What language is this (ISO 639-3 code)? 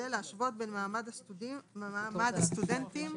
heb